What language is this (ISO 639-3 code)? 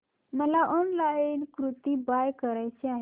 mar